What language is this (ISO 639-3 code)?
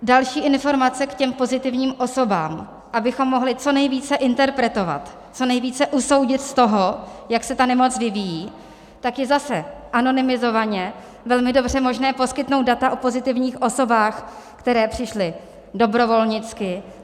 ces